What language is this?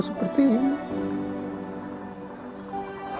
Indonesian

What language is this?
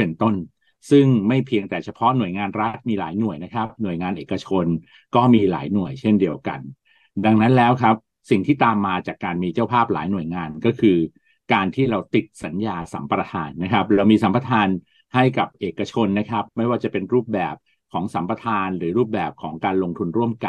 Thai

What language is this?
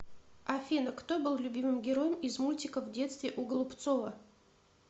Russian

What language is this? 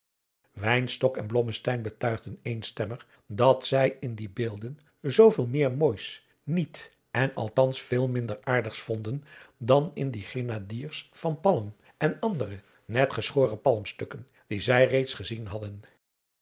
Dutch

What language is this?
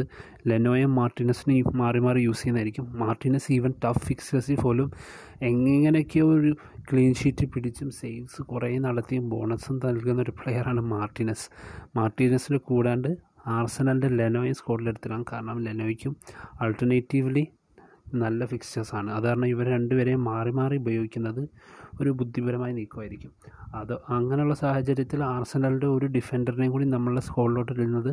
Malayalam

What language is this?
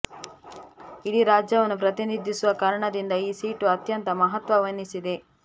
Kannada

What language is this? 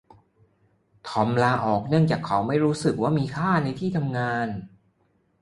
Thai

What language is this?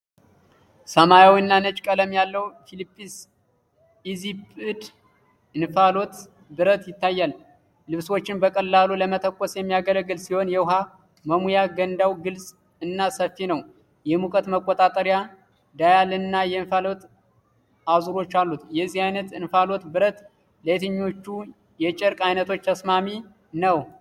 Amharic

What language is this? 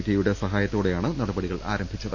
Malayalam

